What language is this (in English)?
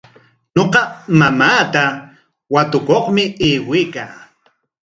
Corongo Ancash Quechua